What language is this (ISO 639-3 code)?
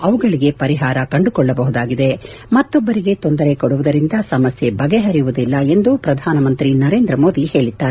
kan